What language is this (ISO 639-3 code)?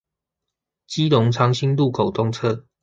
zho